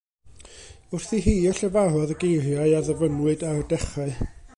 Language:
Welsh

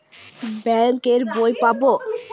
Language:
Bangla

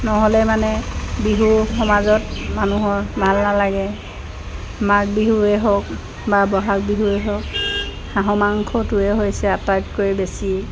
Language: Assamese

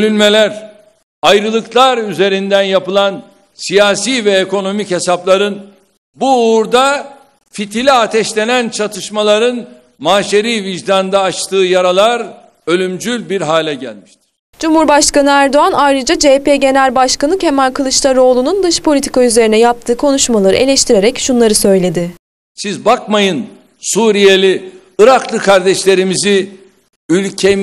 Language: Turkish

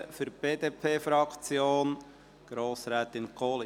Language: Swiss German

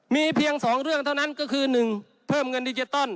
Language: Thai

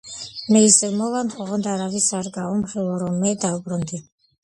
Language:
Georgian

